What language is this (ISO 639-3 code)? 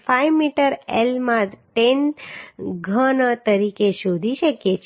guj